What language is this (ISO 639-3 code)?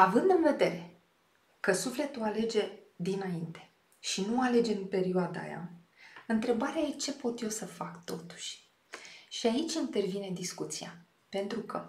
ron